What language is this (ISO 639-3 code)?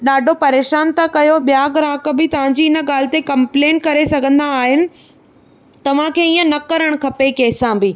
snd